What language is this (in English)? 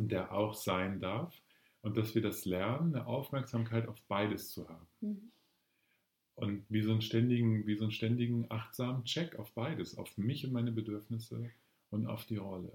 German